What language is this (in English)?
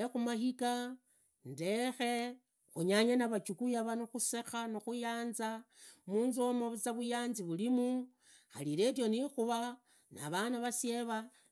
Idakho-Isukha-Tiriki